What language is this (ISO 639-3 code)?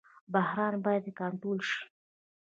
pus